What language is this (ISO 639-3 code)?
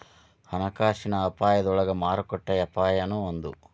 kan